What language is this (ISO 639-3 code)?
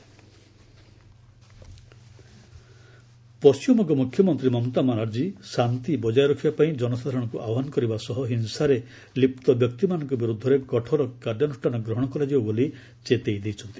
ori